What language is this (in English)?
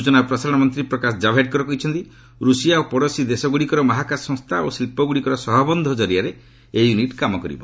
Odia